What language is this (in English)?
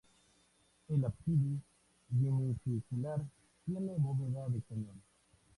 Spanish